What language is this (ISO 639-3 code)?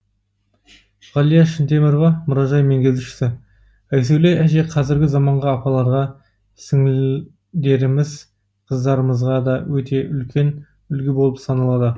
kaz